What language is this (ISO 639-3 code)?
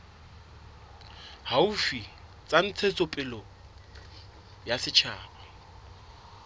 sot